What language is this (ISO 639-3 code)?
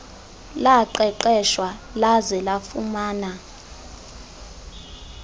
xho